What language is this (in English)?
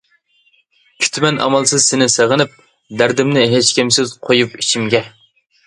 Uyghur